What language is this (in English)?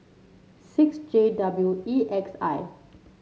English